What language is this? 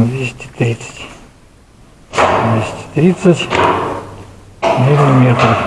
Russian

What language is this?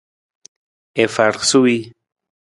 Nawdm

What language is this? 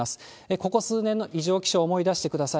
Japanese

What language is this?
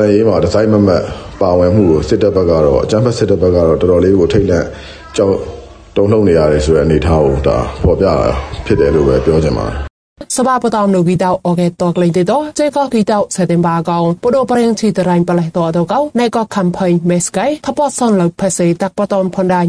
Thai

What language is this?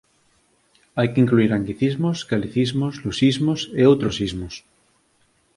Galician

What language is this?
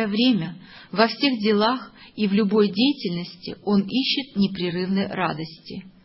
Russian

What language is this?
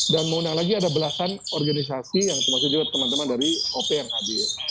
Indonesian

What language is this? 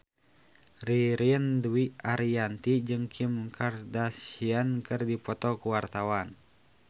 Sundanese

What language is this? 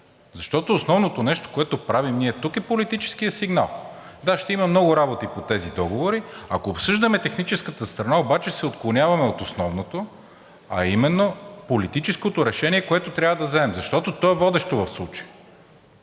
Bulgarian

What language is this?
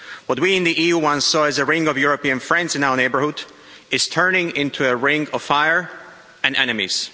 English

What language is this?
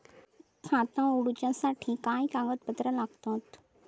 Marathi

